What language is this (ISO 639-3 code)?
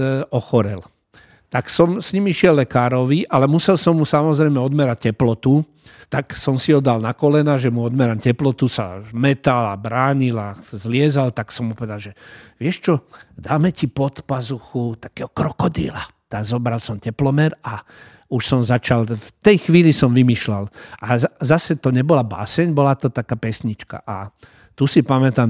slk